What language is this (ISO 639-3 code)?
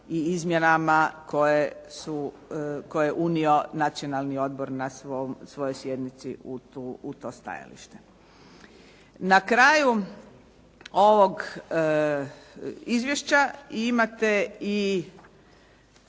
hrv